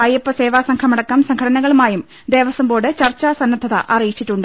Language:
Malayalam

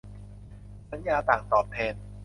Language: Thai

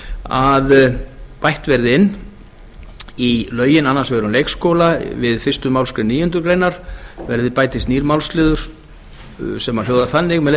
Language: Icelandic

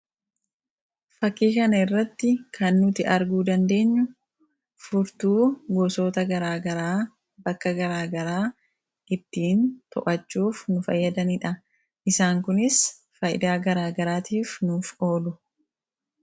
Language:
Oromo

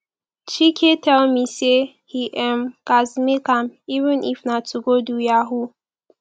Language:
Nigerian Pidgin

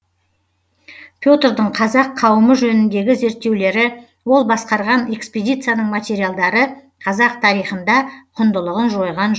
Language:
Kazakh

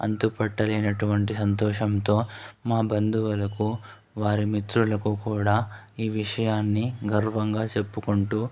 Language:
Telugu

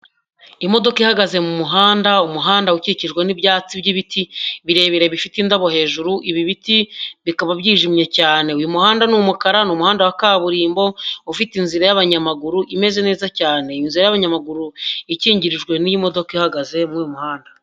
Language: Kinyarwanda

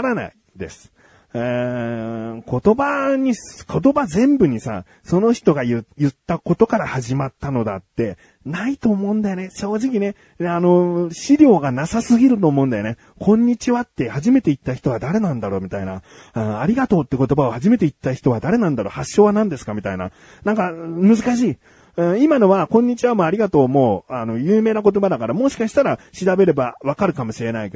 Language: Japanese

